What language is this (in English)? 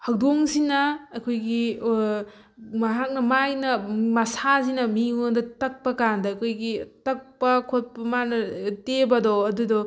Manipuri